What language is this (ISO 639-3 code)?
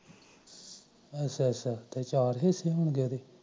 pan